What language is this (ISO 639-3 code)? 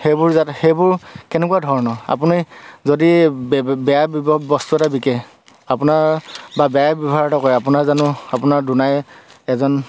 asm